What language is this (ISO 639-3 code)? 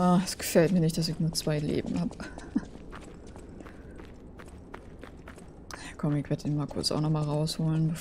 deu